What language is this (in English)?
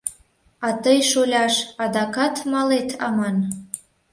Mari